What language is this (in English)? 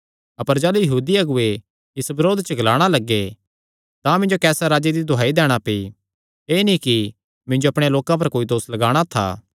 Kangri